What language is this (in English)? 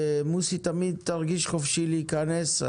Hebrew